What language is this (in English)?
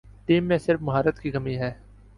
Urdu